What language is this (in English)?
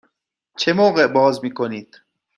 Persian